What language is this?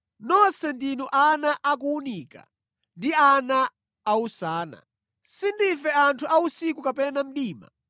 Nyanja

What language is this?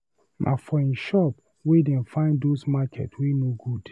Nigerian Pidgin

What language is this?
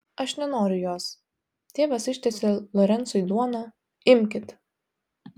Lithuanian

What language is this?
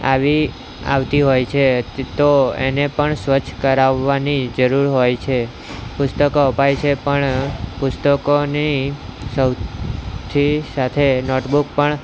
Gujarati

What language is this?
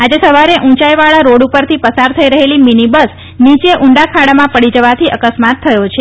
Gujarati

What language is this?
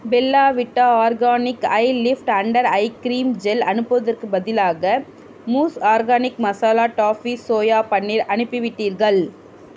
Tamil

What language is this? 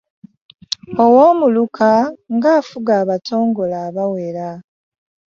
Ganda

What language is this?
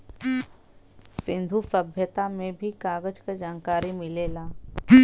Bhojpuri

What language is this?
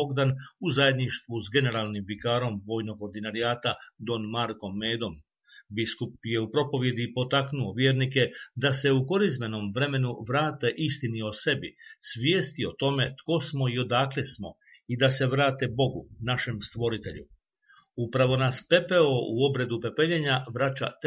Croatian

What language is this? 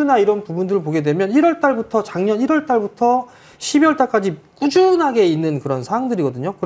Korean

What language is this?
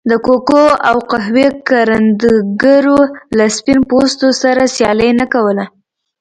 Pashto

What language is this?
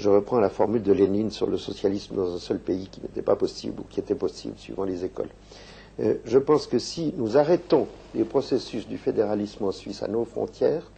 French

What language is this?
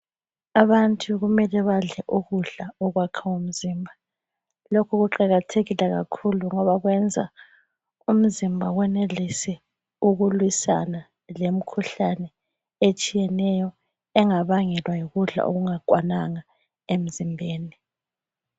North Ndebele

